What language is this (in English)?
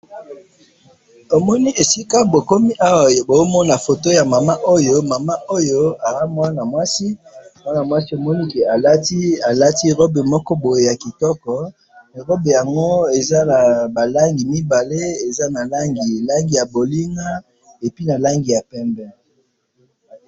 Lingala